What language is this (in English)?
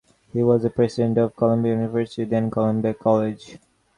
English